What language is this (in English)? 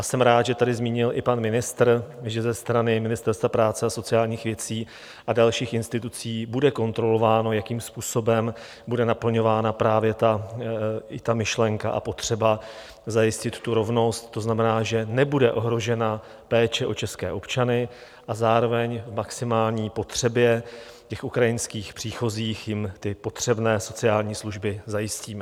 Czech